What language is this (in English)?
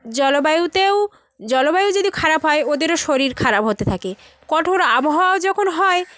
Bangla